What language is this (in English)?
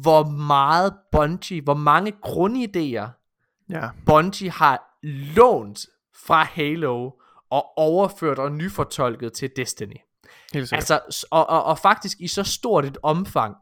Danish